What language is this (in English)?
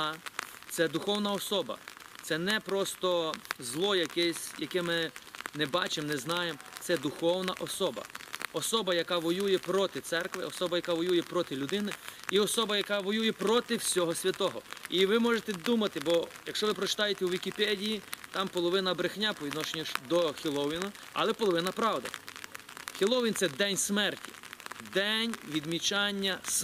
Ukrainian